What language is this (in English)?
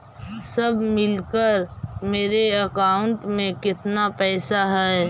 Magahi